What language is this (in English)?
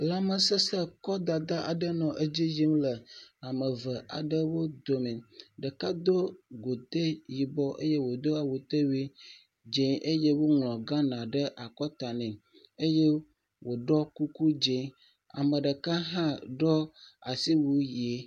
Ewe